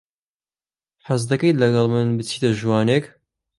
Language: Central Kurdish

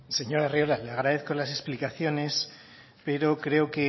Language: Spanish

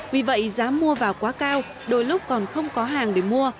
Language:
Vietnamese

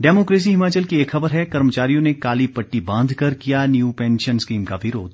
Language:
Hindi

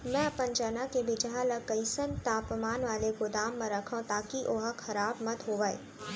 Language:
Chhattisgarhi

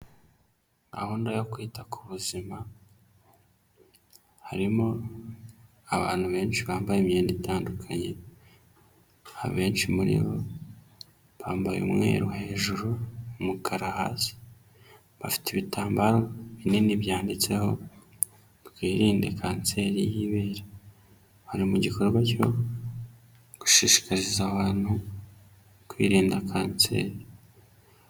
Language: Kinyarwanda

